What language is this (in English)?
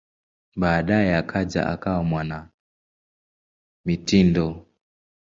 Swahili